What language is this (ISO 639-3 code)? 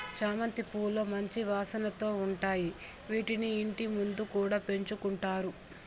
tel